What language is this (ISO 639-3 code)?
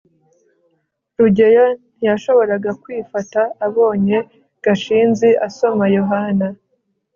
kin